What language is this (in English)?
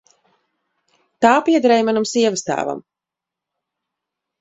Latvian